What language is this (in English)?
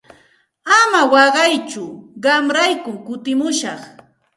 Santa Ana de Tusi Pasco Quechua